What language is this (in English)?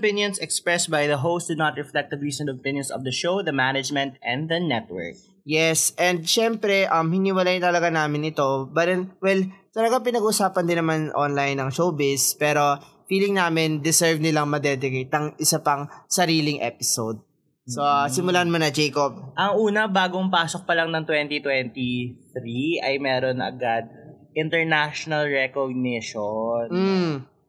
Filipino